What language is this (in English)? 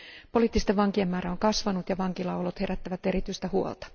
Finnish